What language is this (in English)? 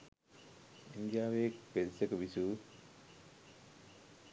Sinhala